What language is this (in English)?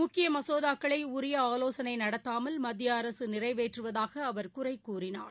Tamil